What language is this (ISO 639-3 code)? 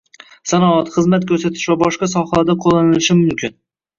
uzb